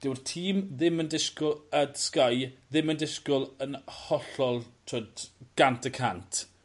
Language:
Welsh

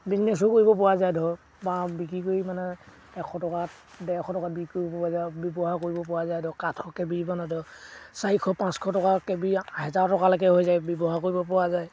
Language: Assamese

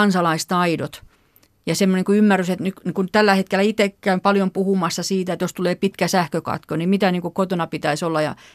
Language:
Finnish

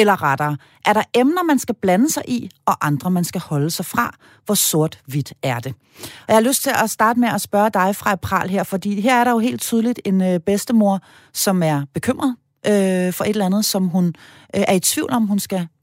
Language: Danish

